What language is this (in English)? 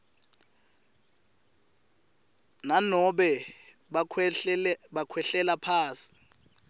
Swati